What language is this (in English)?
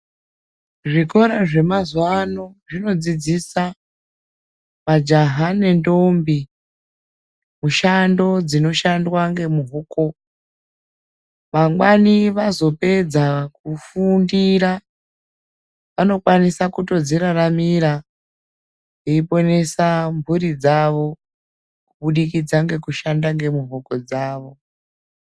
Ndau